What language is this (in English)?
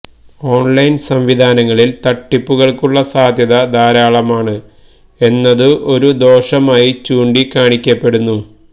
Malayalam